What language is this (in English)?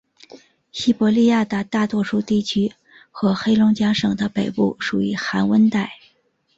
Chinese